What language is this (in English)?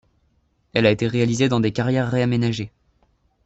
French